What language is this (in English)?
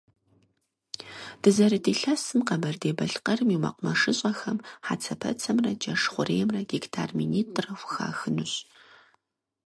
Kabardian